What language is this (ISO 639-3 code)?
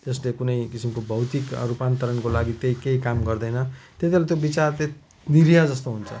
nep